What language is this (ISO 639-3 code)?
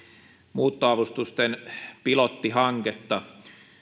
fin